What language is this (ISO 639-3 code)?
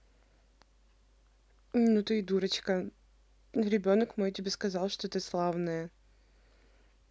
rus